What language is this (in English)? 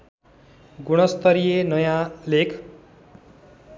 Nepali